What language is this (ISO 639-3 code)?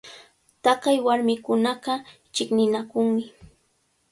qvl